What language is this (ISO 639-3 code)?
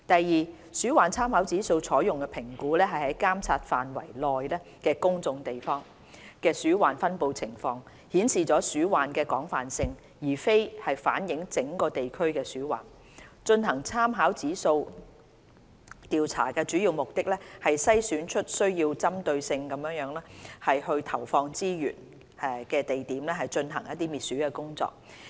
yue